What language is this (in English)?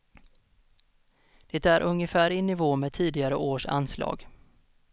Swedish